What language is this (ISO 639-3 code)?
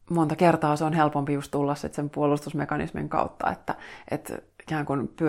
fin